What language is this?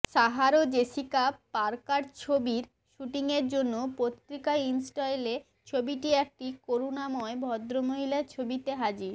Bangla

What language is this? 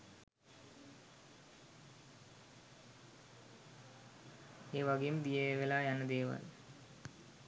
Sinhala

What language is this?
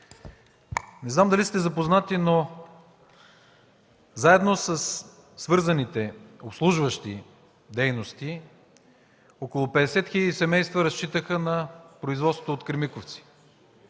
Bulgarian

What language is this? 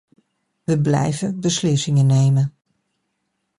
Dutch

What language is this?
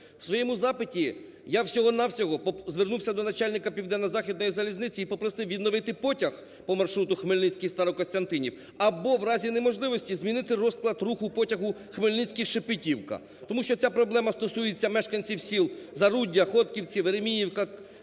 Ukrainian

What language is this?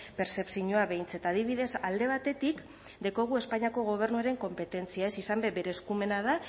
Basque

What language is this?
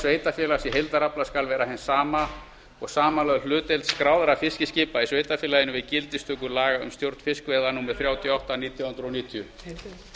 Icelandic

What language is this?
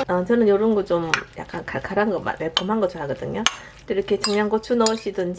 Korean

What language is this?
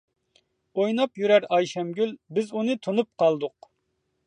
Uyghur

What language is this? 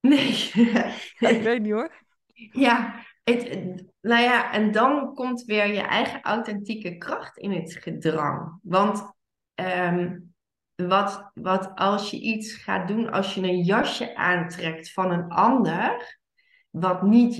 Dutch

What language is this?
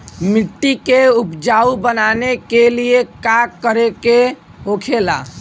Bhojpuri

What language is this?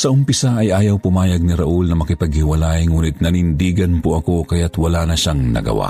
Filipino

